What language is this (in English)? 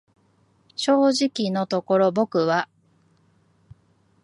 Japanese